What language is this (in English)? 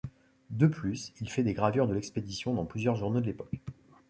French